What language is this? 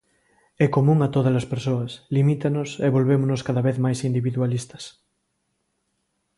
Galician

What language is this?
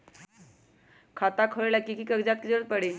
Magahi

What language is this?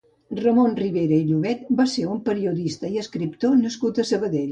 Catalan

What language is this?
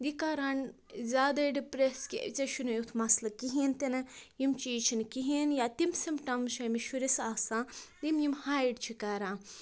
Kashmiri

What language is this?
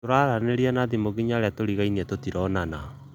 Kikuyu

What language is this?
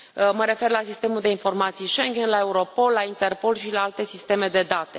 Romanian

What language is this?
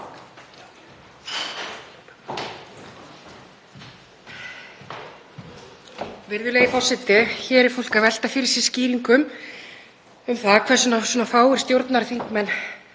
Icelandic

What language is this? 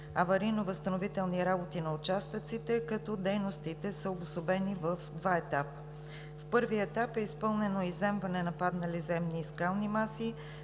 Bulgarian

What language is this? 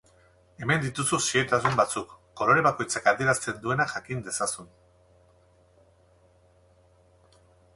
Basque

